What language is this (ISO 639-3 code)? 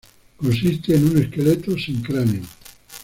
spa